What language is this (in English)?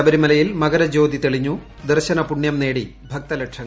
Malayalam